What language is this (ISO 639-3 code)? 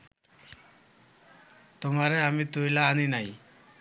ben